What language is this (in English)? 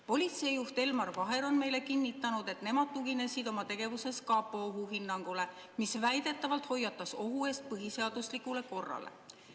Estonian